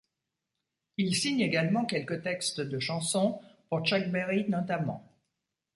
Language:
French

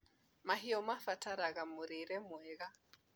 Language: Kikuyu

